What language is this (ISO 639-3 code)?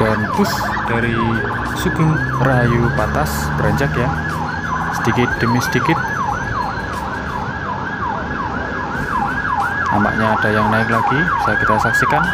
ind